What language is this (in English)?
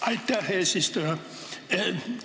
Estonian